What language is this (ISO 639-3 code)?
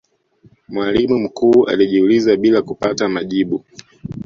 swa